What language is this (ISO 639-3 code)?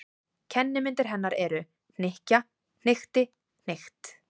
isl